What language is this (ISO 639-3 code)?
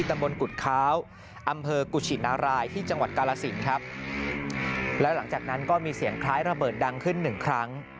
tha